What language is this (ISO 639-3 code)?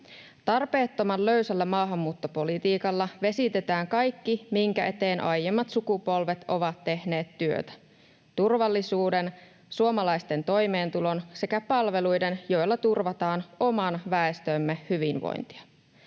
fin